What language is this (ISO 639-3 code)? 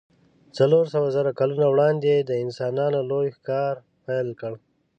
pus